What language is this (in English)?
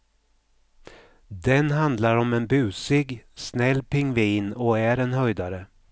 Swedish